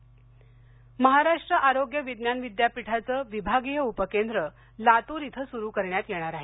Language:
Marathi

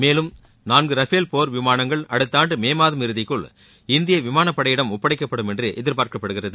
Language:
Tamil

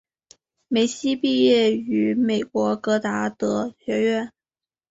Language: Chinese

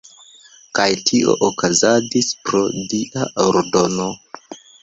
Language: Esperanto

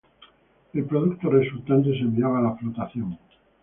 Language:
Spanish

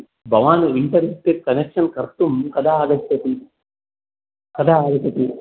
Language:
Sanskrit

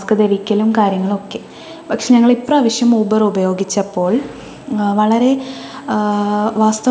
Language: Malayalam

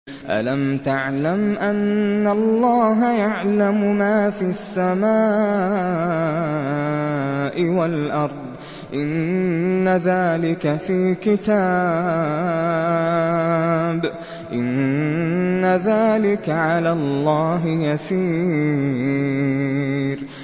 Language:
Arabic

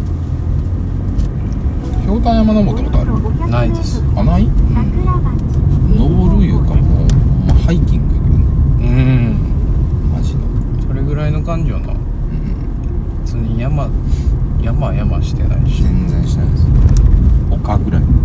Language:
Japanese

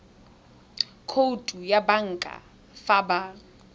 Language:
Tswana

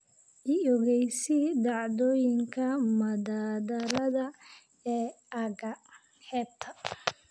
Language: Somali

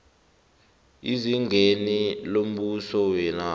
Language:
South Ndebele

